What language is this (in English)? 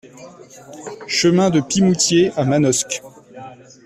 French